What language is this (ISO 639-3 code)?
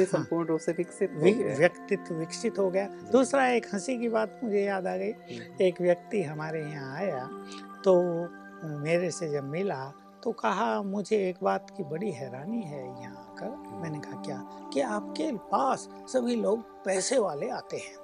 hin